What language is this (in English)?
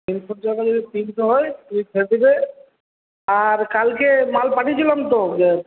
Bangla